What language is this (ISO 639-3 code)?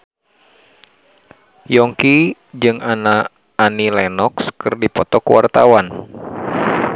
sun